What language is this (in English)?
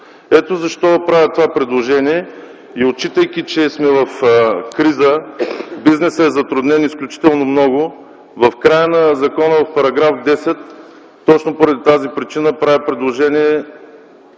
Bulgarian